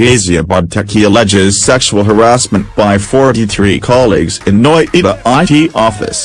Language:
English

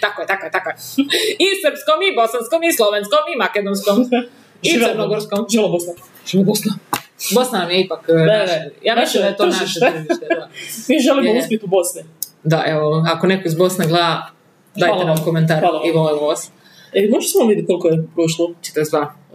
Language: Croatian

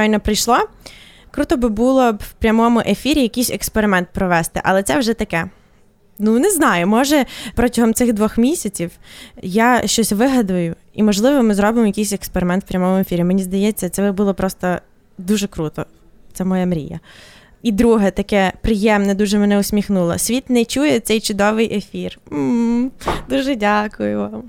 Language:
Ukrainian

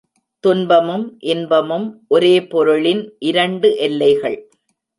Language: Tamil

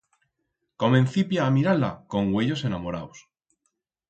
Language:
Aragonese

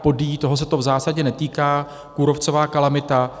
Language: Czech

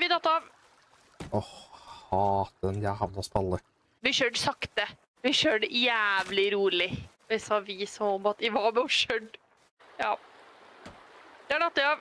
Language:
Norwegian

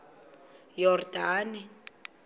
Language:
Xhosa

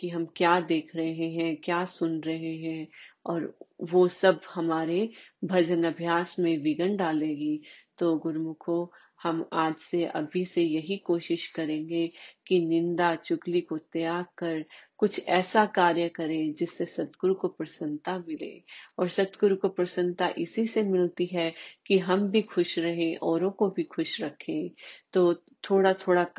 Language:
Hindi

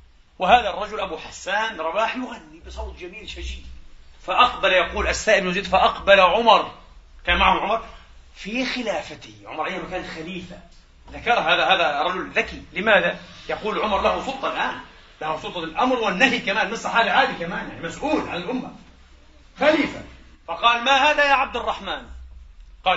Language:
Arabic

